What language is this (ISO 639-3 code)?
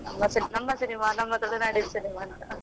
kan